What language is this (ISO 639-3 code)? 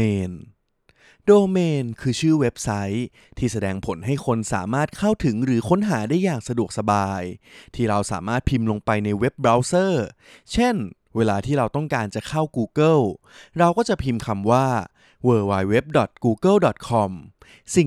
tha